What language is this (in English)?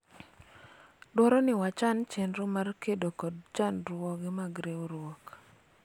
Luo (Kenya and Tanzania)